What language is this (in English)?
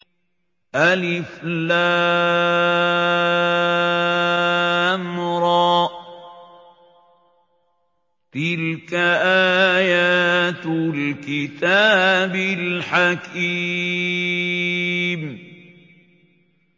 Arabic